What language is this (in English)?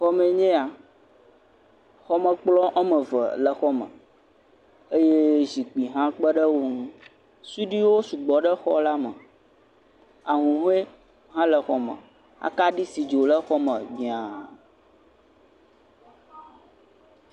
Ewe